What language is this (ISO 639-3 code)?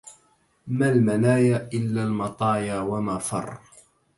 ara